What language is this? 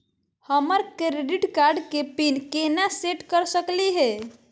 Magahi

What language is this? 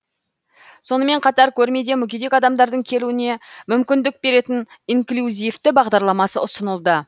Kazakh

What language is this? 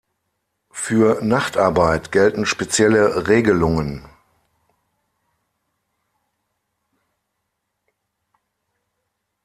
German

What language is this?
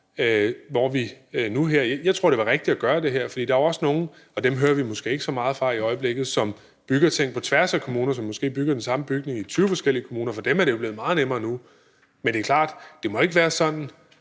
Danish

